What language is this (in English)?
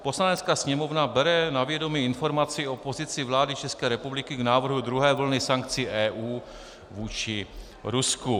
Czech